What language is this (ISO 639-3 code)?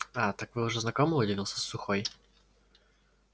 rus